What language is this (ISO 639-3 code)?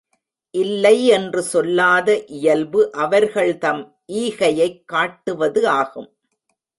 tam